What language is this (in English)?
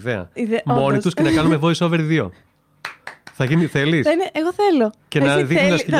Greek